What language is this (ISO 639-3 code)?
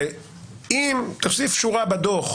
heb